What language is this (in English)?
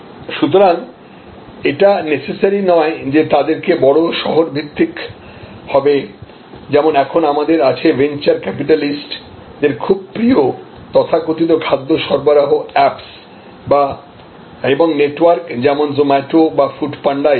Bangla